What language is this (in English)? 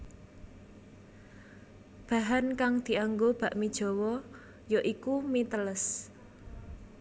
Javanese